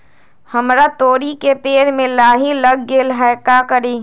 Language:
Magahi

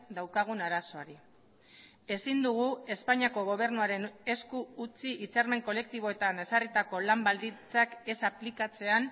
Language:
Basque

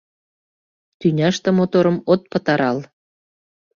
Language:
Mari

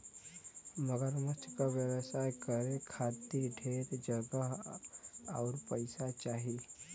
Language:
Bhojpuri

